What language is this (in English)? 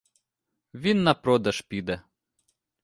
Ukrainian